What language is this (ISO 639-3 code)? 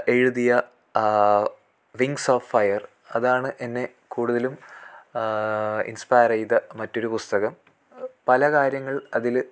mal